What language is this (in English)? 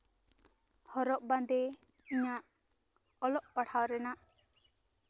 Santali